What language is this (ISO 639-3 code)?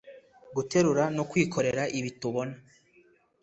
kin